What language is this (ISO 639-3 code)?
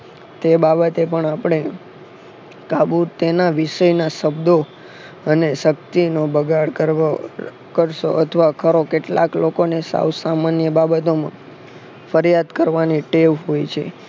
guj